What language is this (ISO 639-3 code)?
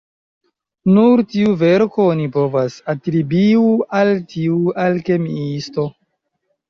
epo